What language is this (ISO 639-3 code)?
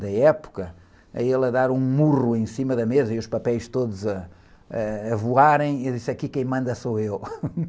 por